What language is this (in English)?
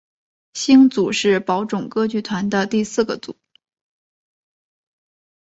Chinese